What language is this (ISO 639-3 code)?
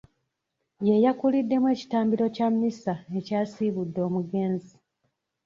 lug